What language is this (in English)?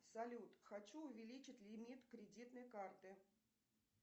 Russian